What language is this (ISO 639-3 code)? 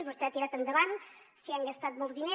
cat